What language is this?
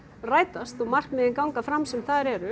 Icelandic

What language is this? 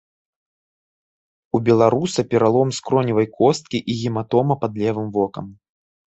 Belarusian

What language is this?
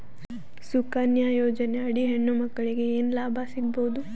Kannada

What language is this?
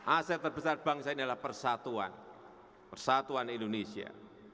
Indonesian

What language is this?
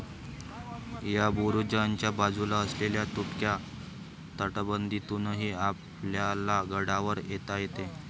Marathi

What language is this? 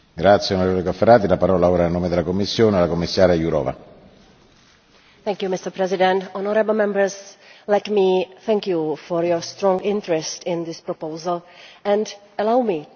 English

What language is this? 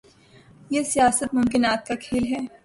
Urdu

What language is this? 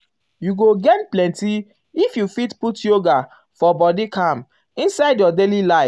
Nigerian Pidgin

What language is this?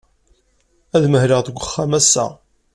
Kabyle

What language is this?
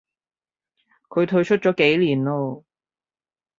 Cantonese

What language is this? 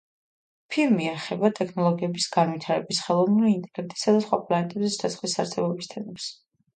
Georgian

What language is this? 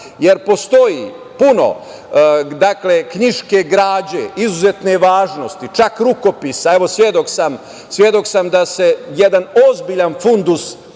Serbian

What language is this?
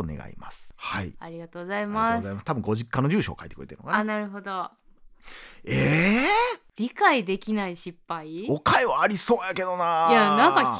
Japanese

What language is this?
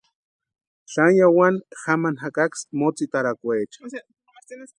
Western Highland Purepecha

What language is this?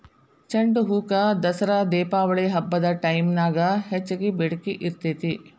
Kannada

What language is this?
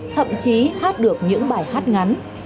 Vietnamese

